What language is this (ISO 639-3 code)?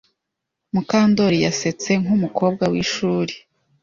kin